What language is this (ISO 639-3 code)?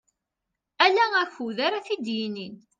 kab